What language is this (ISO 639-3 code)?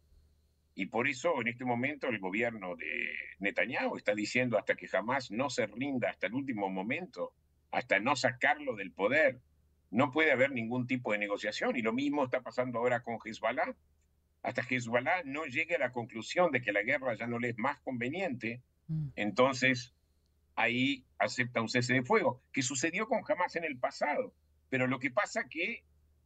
spa